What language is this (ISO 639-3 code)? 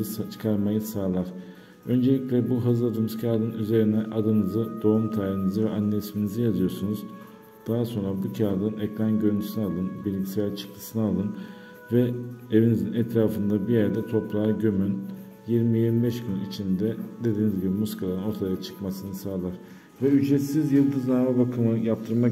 tur